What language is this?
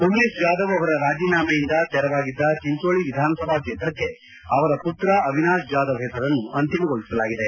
Kannada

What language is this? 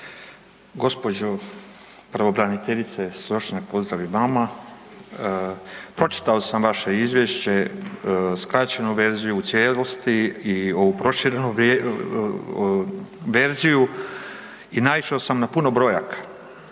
Croatian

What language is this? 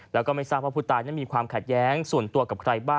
Thai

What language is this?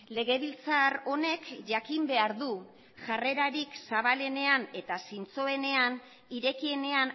Basque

